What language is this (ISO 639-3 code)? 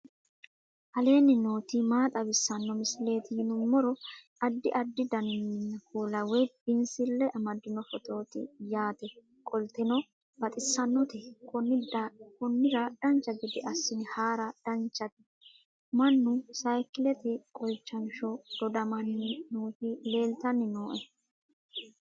sid